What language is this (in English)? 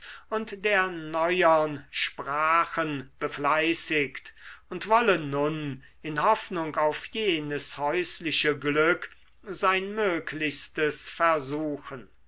German